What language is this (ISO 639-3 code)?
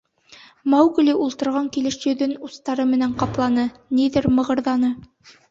bak